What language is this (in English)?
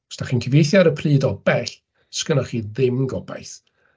Welsh